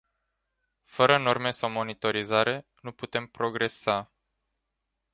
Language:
Romanian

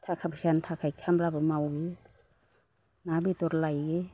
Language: Bodo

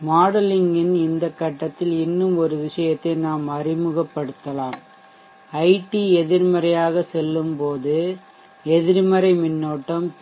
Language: Tamil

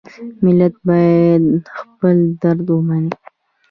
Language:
Pashto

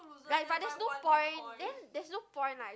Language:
English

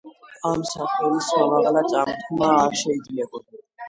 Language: Georgian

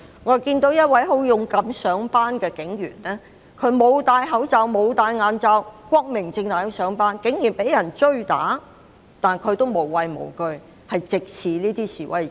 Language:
Cantonese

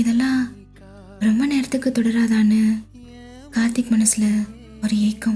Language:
Tamil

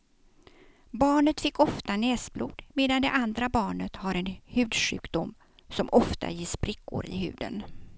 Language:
Swedish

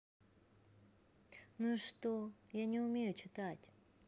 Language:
Russian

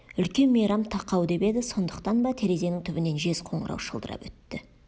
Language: Kazakh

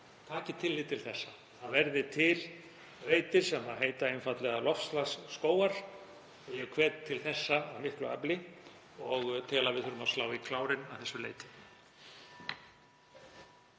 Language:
Icelandic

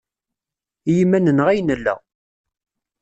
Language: Kabyle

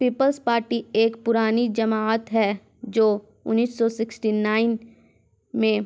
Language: Urdu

